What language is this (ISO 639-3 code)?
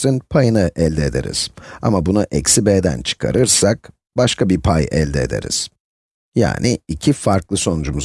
tur